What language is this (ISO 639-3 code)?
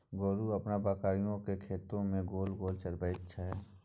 mai